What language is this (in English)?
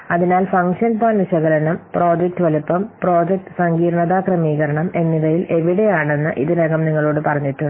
Malayalam